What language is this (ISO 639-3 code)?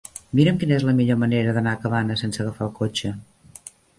cat